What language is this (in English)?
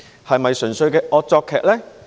Cantonese